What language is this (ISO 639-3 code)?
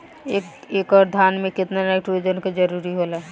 bho